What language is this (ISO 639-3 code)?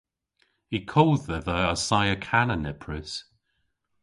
cor